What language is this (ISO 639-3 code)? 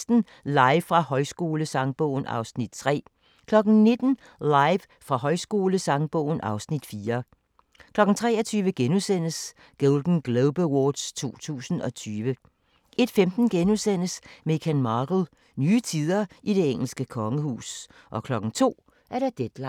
dan